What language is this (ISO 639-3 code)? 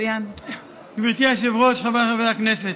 heb